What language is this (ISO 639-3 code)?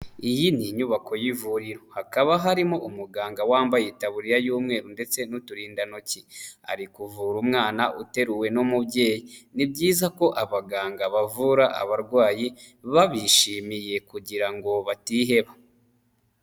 kin